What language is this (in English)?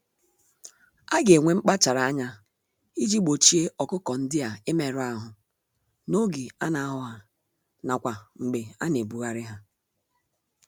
Igbo